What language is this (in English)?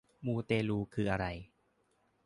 Thai